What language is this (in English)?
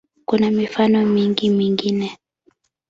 Swahili